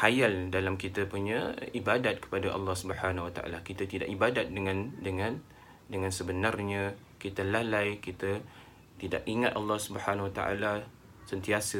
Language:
Malay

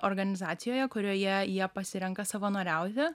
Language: Lithuanian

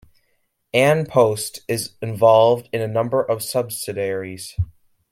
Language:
English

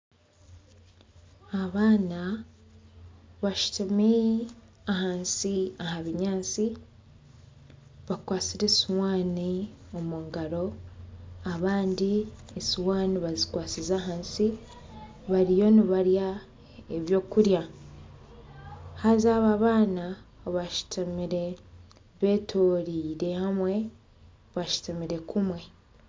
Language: Nyankole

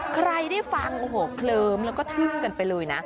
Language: Thai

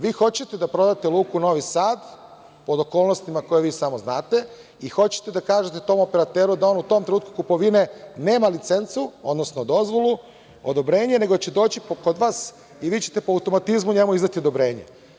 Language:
Serbian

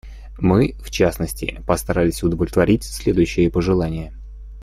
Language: Russian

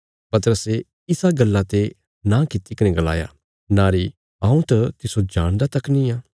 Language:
Bilaspuri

